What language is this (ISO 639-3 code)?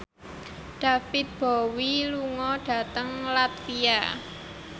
jav